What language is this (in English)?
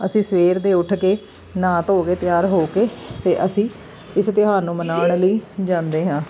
Punjabi